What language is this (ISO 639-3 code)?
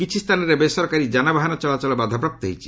ori